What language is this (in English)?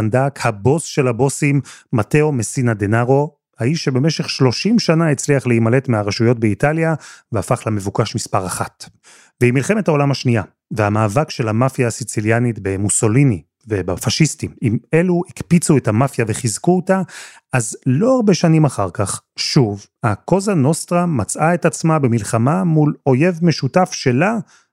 Hebrew